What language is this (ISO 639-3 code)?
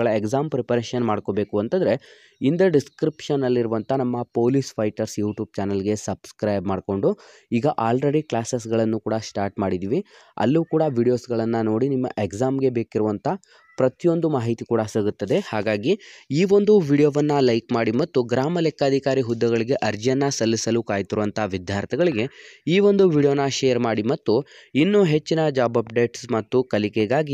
kan